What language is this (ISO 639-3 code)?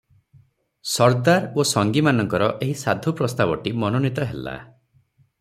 ori